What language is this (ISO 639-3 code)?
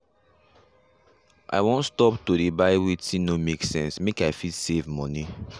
pcm